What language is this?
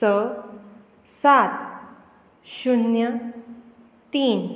Konkani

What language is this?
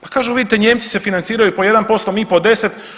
Croatian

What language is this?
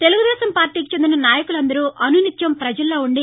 Telugu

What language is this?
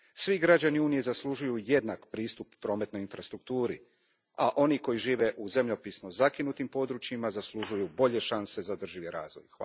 Croatian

